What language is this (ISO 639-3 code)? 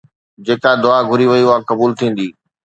snd